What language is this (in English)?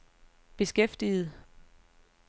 Danish